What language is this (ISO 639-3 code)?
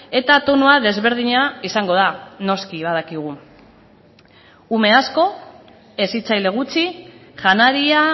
eus